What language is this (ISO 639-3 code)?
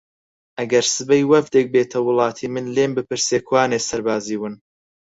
ckb